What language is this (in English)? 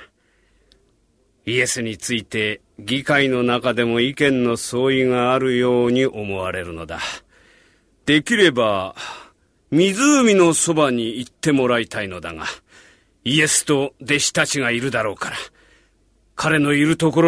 Japanese